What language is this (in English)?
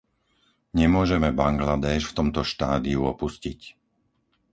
Slovak